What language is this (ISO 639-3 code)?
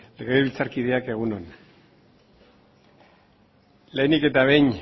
eus